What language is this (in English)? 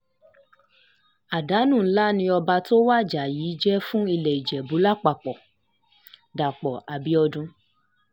Yoruba